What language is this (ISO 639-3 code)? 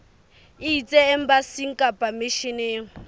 sot